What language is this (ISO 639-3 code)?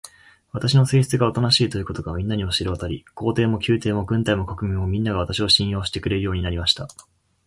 jpn